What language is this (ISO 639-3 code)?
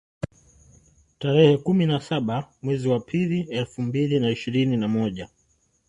swa